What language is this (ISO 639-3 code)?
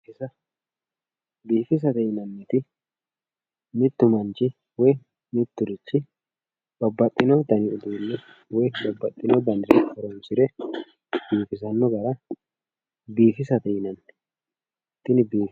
sid